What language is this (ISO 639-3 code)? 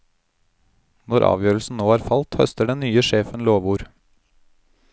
nor